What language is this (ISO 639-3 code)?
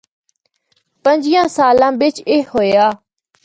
hno